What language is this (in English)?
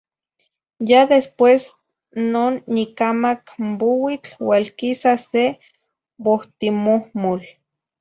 Zacatlán-Ahuacatlán-Tepetzintla Nahuatl